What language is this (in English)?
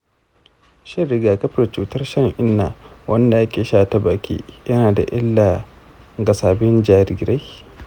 Hausa